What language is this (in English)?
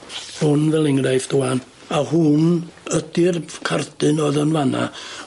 Welsh